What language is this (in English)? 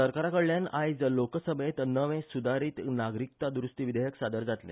Konkani